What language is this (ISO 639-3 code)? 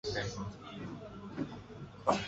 swa